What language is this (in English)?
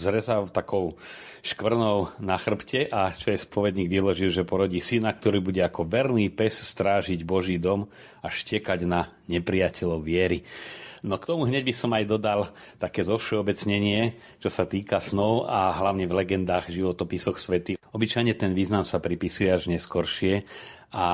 Slovak